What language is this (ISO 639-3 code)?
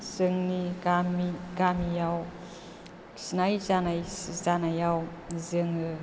brx